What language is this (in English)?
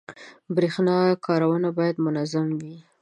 Pashto